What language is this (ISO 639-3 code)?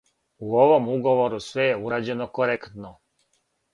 srp